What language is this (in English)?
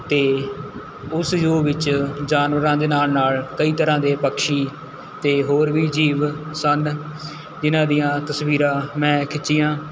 Punjabi